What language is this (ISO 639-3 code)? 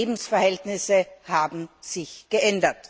deu